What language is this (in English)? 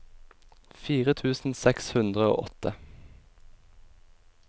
Norwegian